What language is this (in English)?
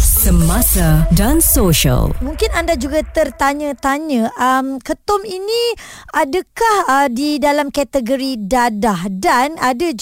Malay